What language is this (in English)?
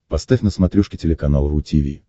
Russian